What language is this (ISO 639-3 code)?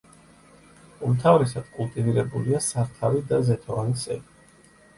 kat